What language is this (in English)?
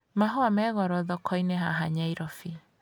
Kikuyu